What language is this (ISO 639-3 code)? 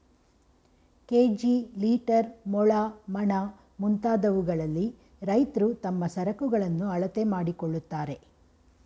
kan